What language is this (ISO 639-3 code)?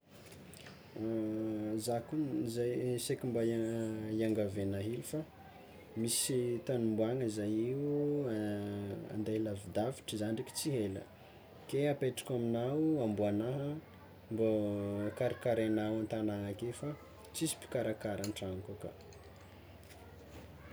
xmw